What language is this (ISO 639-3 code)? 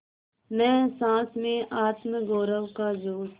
hin